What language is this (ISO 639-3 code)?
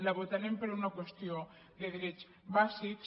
cat